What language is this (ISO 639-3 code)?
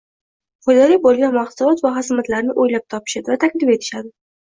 uzb